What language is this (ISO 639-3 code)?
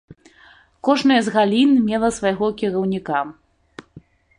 bel